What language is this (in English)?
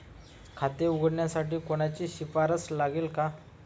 Marathi